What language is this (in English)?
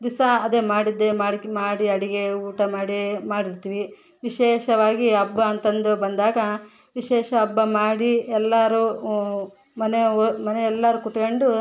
Kannada